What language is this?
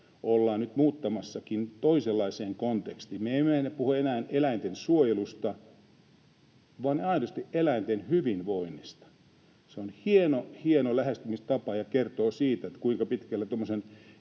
Finnish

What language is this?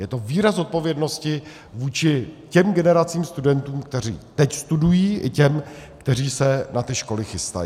Czech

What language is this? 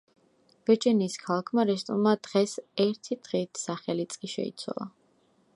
Georgian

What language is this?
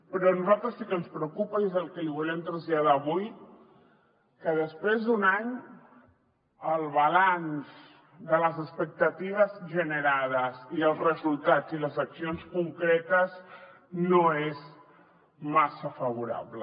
Catalan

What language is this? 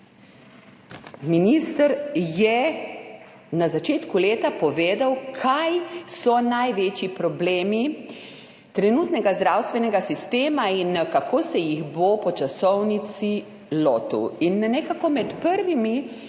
Slovenian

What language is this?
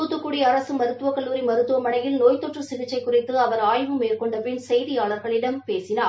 Tamil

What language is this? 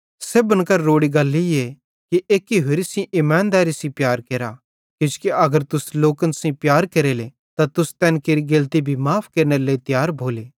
Bhadrawahi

